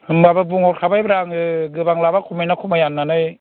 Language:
Bodo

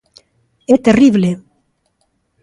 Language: Galician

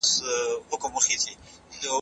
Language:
Pashto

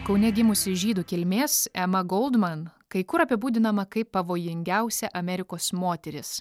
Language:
Lithuanian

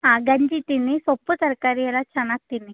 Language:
Kannada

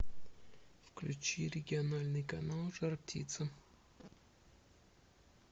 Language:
Russian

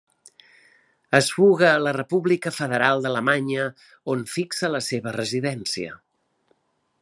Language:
Catalan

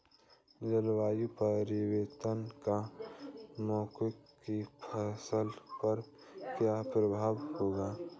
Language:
Hindi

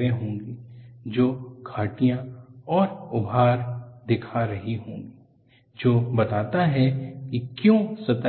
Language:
Hindi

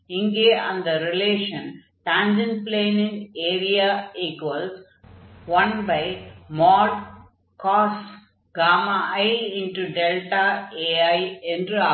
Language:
Tamil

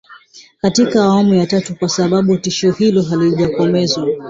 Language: Swahili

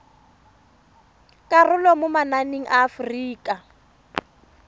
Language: Tswana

